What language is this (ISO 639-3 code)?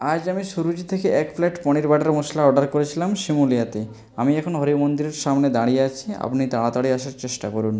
ben